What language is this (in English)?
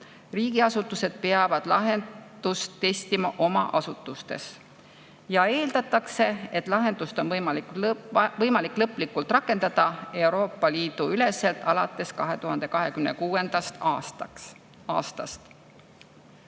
Estonian